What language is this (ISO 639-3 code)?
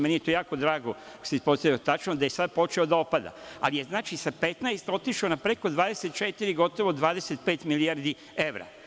srp